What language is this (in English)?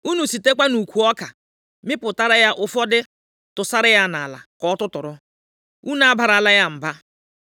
Igbo